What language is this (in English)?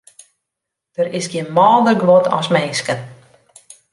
Western Frisian